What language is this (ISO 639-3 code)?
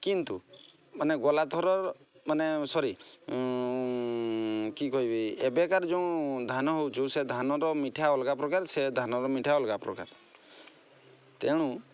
ori